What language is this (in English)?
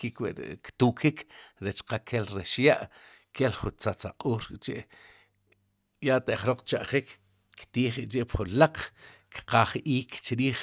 Sipacapense